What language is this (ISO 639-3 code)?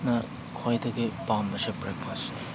mni